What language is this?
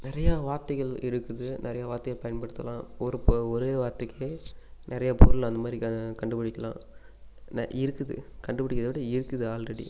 Tamil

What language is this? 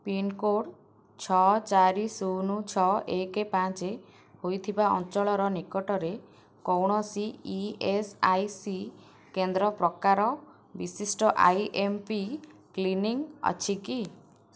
Odia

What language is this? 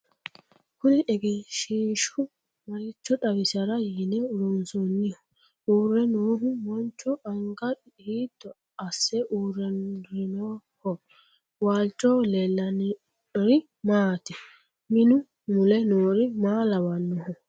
Sidamo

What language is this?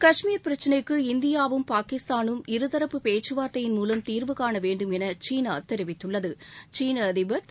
Tamil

